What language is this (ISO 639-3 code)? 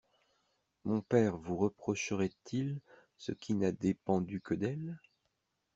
fra